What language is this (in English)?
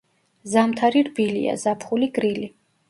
Georgian